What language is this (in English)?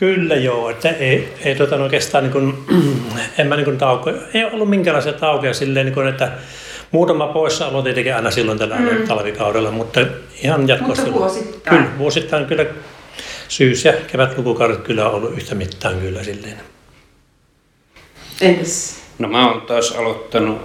Finnish